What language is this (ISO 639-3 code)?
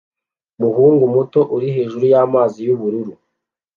kin